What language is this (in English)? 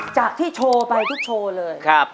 Thai